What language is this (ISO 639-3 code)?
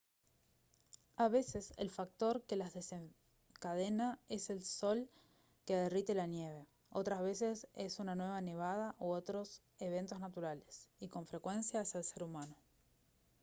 spa